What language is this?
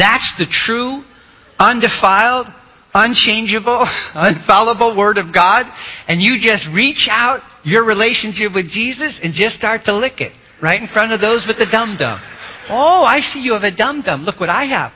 English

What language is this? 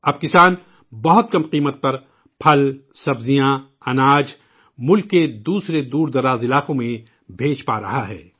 Urdu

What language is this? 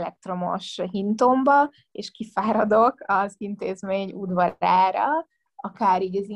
Hungarian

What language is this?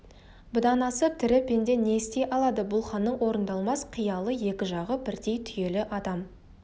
Kazakh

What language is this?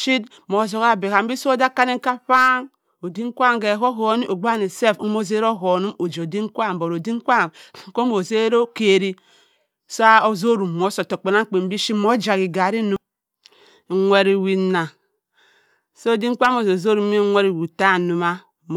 Cross River Mbembe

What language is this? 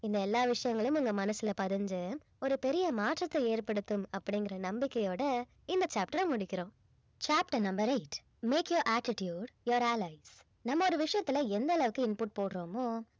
Tamil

